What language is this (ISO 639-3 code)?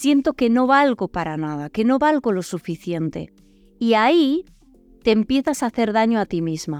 spa